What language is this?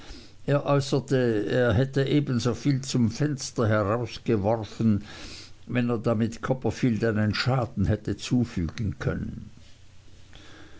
German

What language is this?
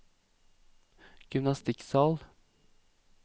Norwegian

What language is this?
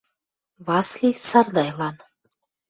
Western Mari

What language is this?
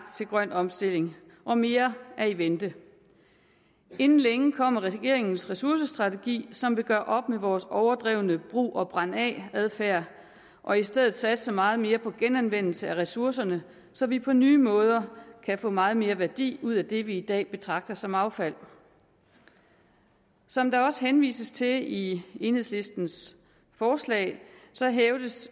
Danish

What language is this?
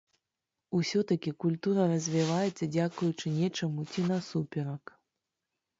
Belarusian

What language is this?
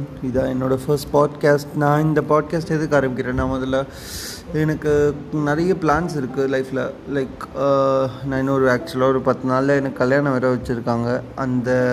Tamil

